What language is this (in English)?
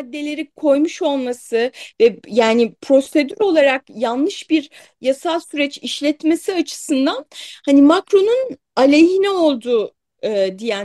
Turkish